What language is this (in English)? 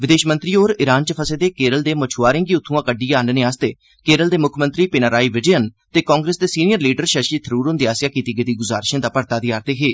Dogri